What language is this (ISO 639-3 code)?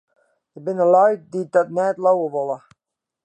fry